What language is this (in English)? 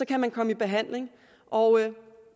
Danish